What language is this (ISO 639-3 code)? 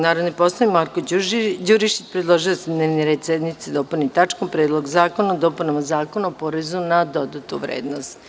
srp